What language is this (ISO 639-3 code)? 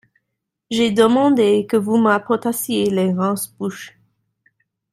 fra